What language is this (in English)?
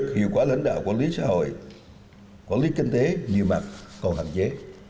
Vietnamese